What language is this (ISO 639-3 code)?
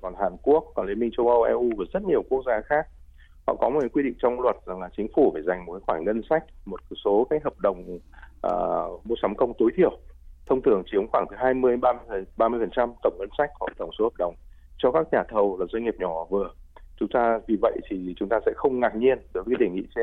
vie